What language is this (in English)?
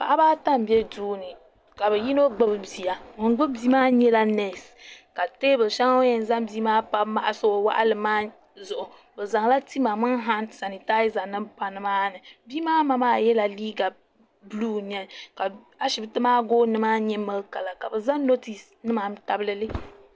Dagbani